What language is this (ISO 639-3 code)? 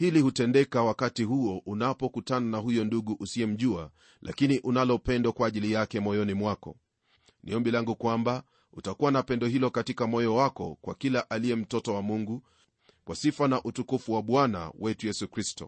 swa